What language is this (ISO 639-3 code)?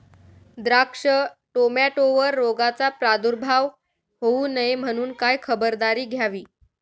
mar